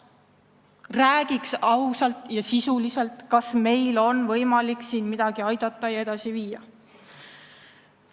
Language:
Estonian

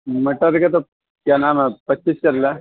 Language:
Urdu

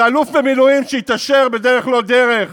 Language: Hebrew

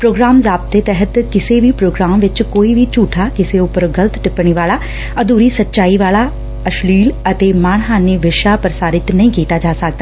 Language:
Punjabi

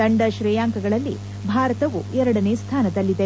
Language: Kannada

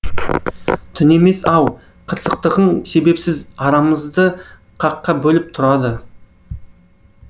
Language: Kazakh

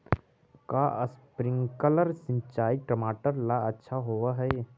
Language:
Magahi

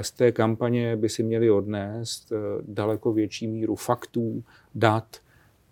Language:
Czech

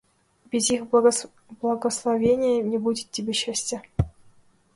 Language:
Russian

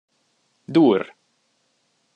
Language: Hungarian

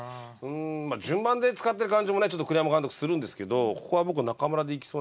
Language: Japanese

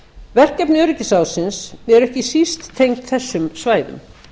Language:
Icelandic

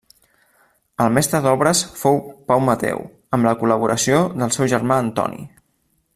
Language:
Catalan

